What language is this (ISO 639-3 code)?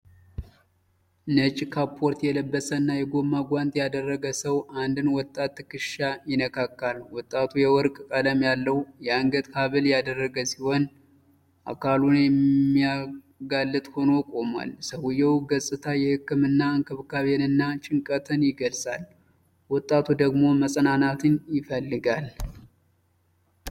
amh